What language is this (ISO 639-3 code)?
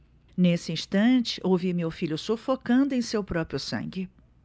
por